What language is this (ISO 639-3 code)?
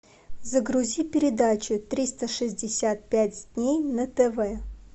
rus